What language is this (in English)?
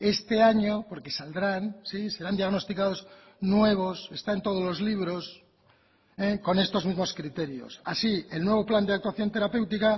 Spanish